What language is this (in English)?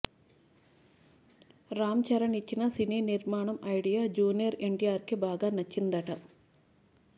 Telugu